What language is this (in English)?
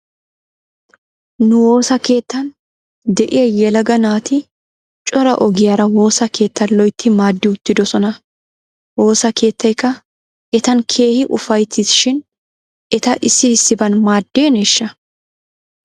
Wolaytta